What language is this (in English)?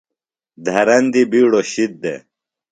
Phalura